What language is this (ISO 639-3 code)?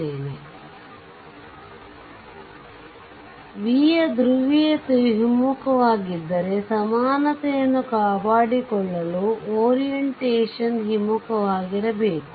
kan